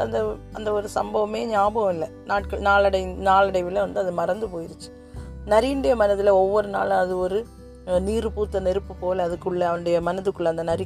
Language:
Tamil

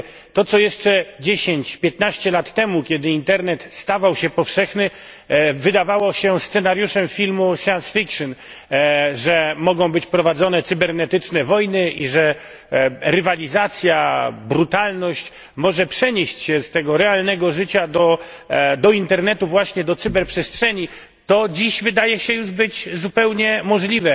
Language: Polish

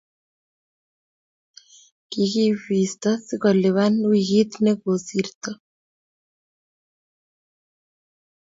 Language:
Kalenjin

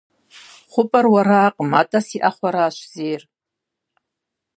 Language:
Kabardian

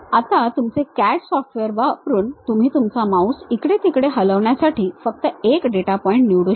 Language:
Marathi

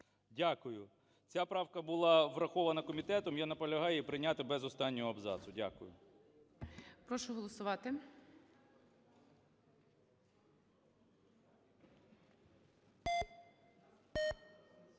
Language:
Ukrainian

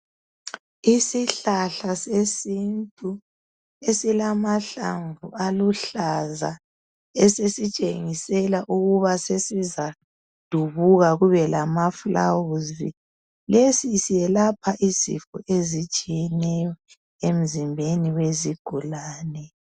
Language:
North Ndebele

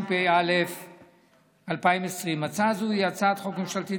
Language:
Hebrew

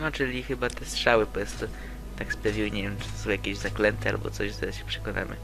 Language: Polish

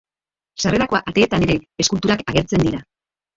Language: Basque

